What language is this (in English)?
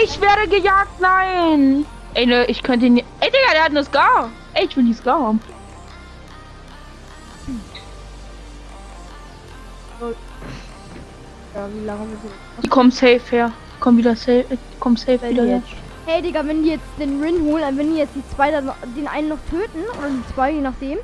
German